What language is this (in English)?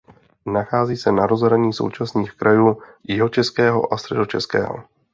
Czech